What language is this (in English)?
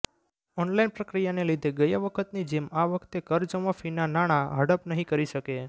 Gujarati